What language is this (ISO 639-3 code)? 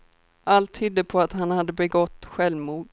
swe